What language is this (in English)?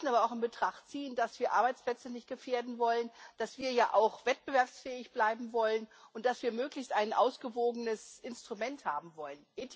German